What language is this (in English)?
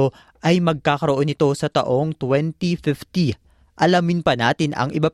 Filipino